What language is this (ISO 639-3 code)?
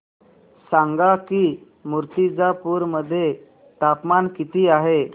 mar